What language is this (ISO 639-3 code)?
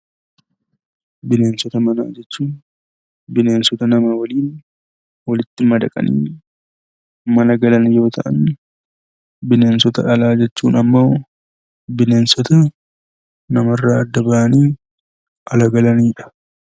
orm